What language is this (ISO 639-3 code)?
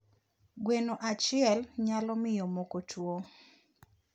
luo